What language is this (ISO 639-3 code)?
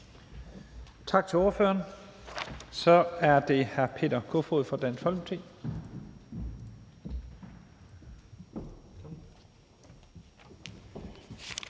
dan